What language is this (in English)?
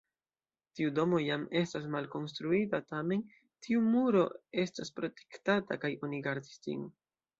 Esperanto